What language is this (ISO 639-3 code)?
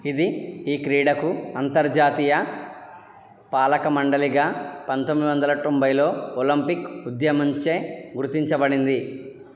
tel